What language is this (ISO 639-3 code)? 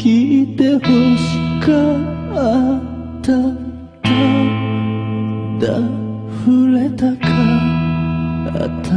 ces